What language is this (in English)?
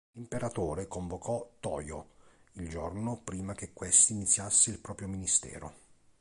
Italian